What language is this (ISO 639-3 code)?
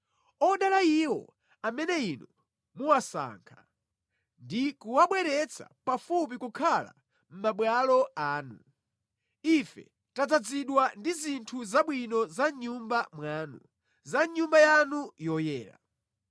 nya